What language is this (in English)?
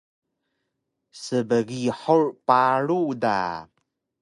Taroko